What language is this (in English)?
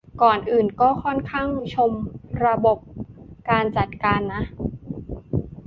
Thai